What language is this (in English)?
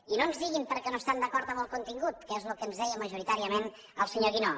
Catalan